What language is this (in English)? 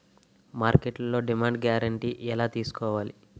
Telugu